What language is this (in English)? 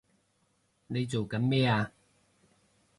Cantonese